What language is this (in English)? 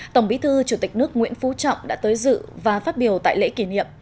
Vietnamese